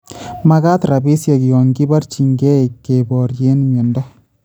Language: Kalenjin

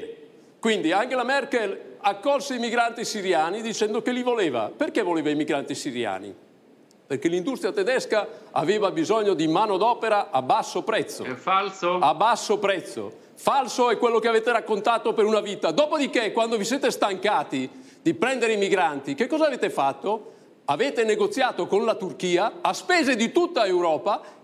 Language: Italian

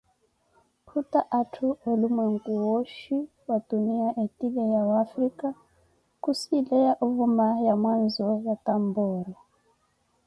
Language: Koti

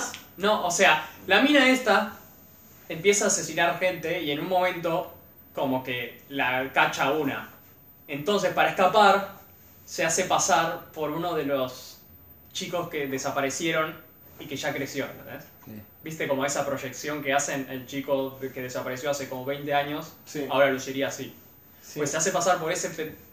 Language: Spanish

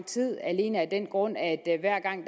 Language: Danish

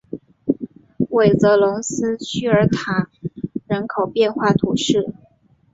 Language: Chinese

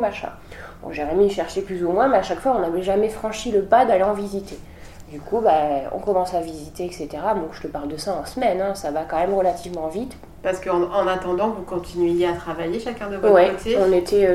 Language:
French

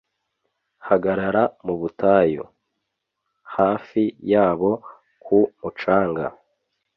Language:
Kinyarwanda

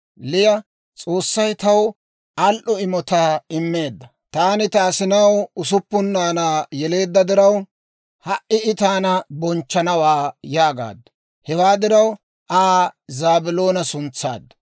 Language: Dawro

